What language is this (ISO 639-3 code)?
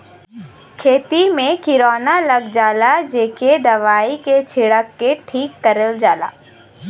bho